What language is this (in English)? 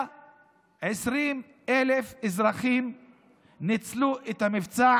Hebrew